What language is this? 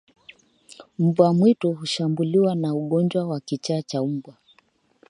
Swahili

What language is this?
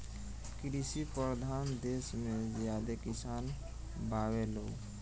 Bhojpuri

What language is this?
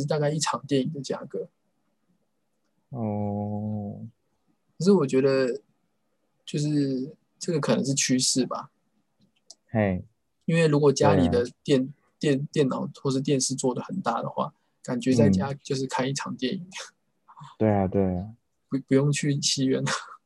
Chinese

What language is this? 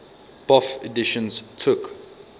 English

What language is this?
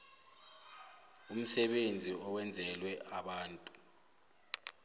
South Ndebele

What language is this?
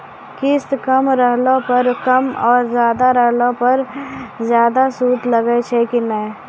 Maithili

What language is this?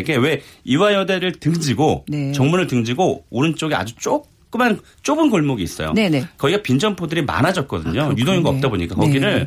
Korean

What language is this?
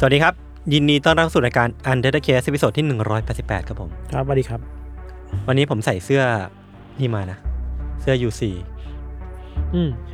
Thai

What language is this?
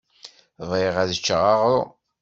Kabyle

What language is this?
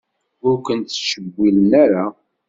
Kabyle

